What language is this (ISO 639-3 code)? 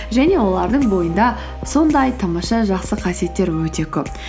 kaz